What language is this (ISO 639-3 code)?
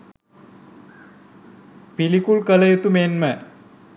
sin